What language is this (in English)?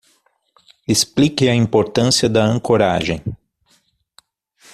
Portuguese